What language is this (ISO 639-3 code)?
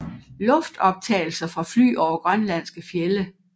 dan